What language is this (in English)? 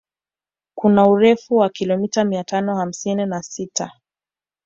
Swahili